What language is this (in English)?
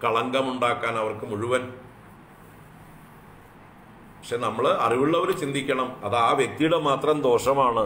Romanian